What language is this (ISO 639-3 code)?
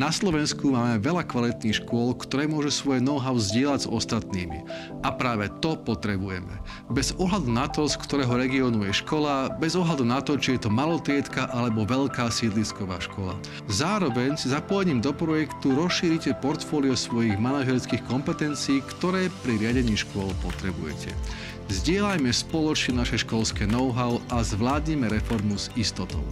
slk